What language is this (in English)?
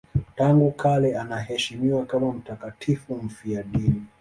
Swahili